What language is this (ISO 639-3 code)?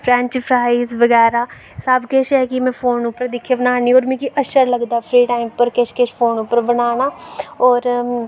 doi